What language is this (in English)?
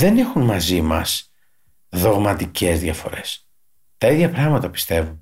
Greek